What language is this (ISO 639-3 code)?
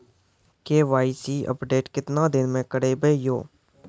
mai